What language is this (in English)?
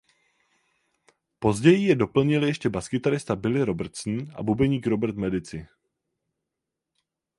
Czech